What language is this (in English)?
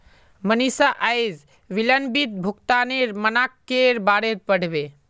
Magahi